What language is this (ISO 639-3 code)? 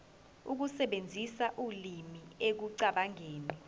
zul